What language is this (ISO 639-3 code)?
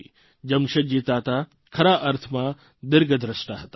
guj